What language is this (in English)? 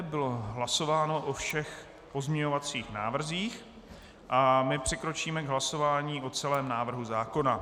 Czech